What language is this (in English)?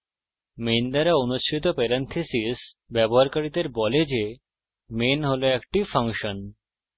Bangla